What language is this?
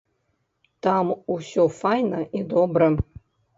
Belarusian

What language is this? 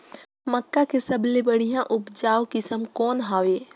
Chhattisgarhi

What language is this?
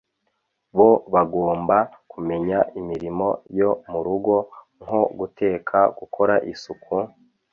Kinyarwanda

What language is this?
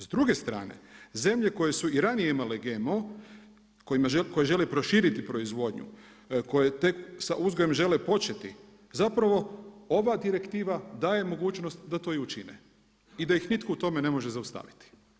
Croatian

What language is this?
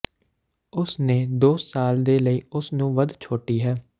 Punjabi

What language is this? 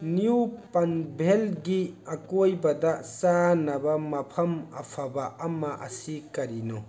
Manipuri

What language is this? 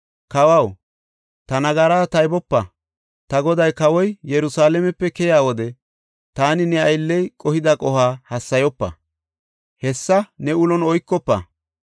Gofa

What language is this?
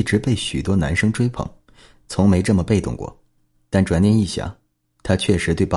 Chinese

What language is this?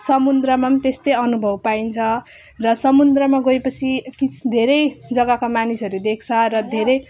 Nepali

